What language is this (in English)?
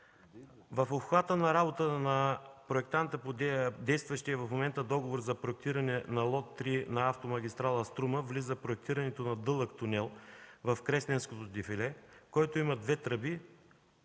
Bulgarian